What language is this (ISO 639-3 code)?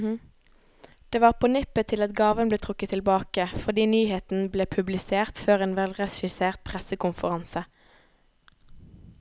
nor